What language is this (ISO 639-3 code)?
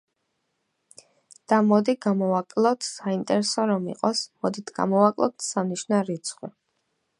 kat